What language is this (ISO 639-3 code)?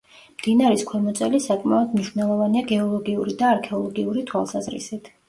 kat